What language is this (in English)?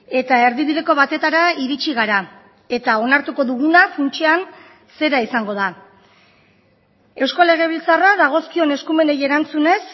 Basque